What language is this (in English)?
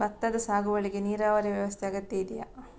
Kannada